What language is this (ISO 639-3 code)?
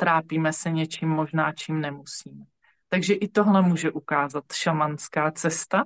ces